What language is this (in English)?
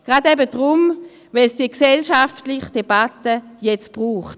Swiss German